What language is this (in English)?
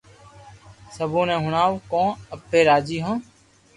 Loarki